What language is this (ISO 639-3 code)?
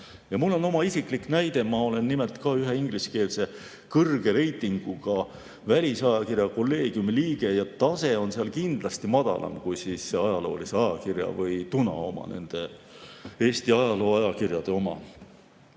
est